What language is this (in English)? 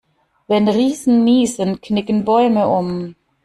German